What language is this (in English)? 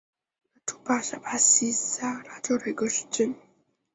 Chinese